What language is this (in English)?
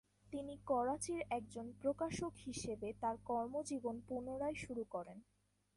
Bangla